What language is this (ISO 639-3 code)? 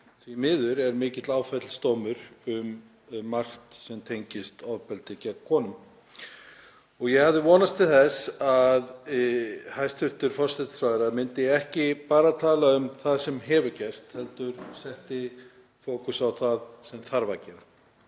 isl